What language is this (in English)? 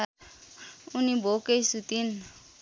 Nepali